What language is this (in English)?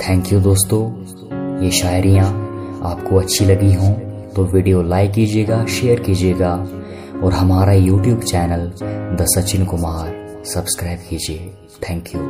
Hindi